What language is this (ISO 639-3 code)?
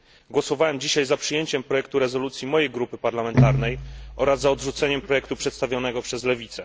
pol